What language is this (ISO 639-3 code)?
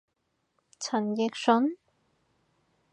yue